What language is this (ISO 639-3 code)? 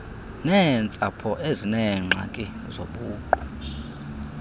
xho